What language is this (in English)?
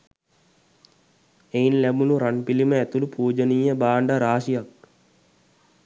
Sinhala